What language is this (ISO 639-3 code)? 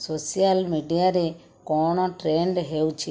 ori